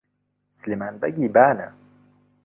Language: Central Kurdish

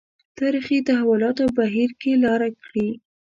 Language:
Pashto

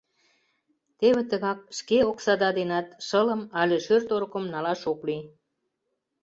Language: Mari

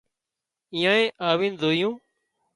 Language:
Wadiyara Koli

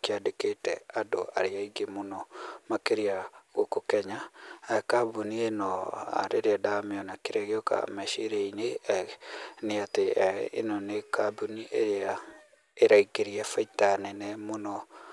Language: Kikuyu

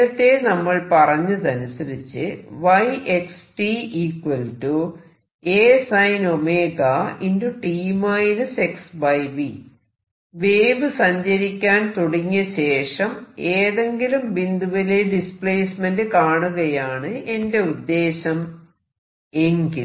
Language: Malayalam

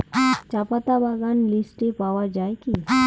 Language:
Bangla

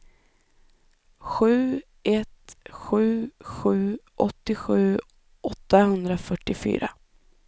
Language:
Swedish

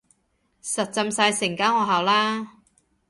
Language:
Cantonese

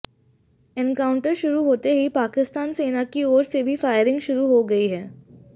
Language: Hindi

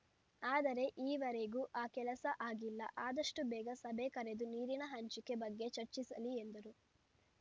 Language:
Kannada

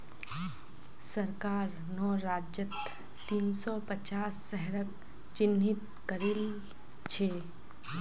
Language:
Magahi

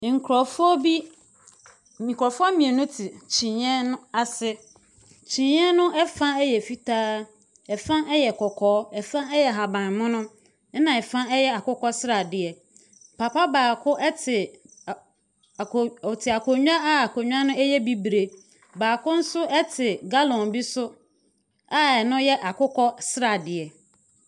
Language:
Akan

